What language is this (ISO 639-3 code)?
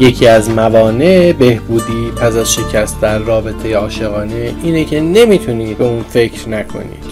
fas